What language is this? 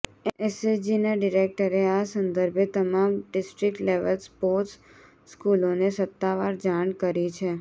Gujarati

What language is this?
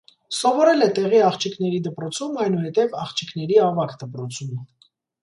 Armenian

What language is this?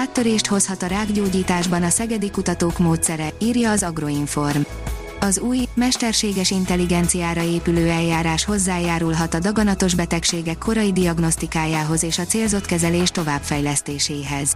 Hungarian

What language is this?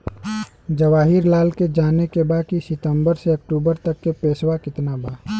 Bhojpuri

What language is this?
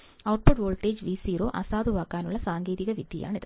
Malayalam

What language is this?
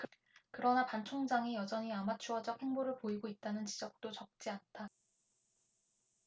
Korean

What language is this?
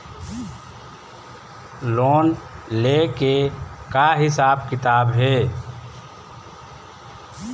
Chhattisgarhi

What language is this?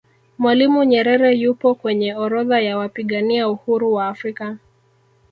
Swahili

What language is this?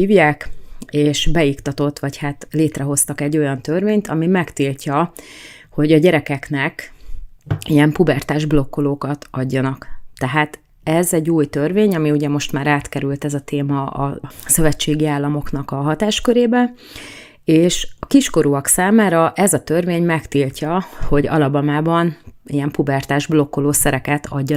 Hungarian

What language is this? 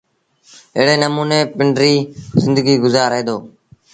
Sindhi Bhil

